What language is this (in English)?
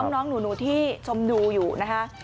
Thai